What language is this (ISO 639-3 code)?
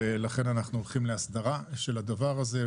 heb